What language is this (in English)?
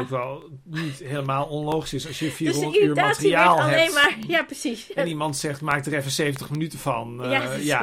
Dutch